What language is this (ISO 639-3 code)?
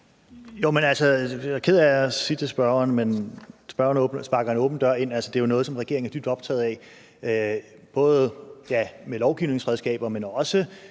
dan